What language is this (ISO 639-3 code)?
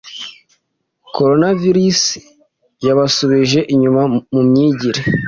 kin